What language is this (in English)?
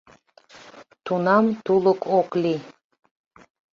Mari